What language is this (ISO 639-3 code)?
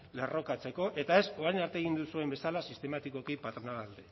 eus